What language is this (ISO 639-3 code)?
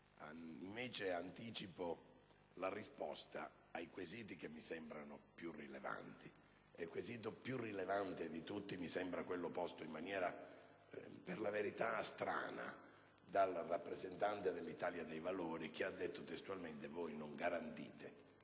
ita